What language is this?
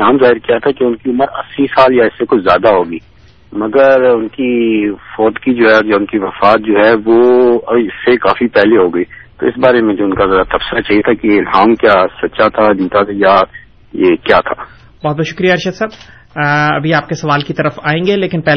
Urdu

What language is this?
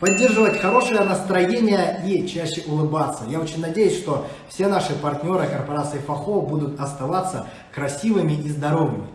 Russian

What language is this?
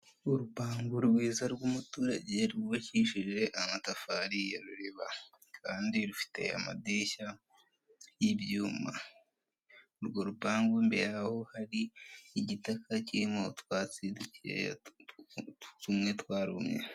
Kinyarwanda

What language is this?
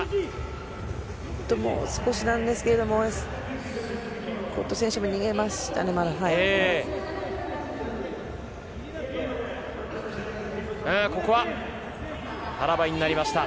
Japanese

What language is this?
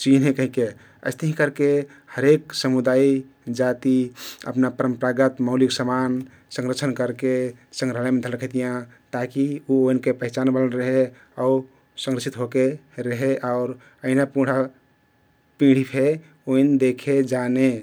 Kathoriya Tharu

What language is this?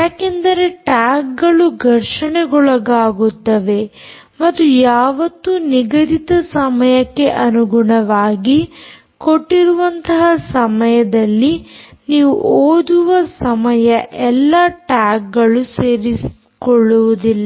Kannada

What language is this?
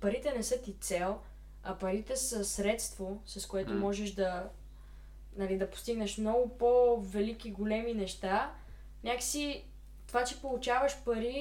Bulgarian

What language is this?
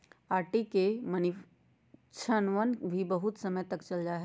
Magahi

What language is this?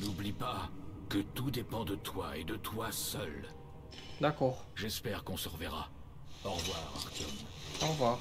French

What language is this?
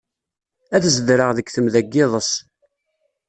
Kabyle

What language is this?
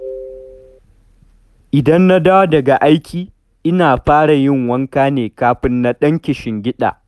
Hausa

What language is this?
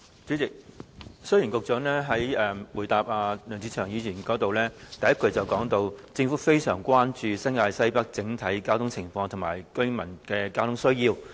Cantonese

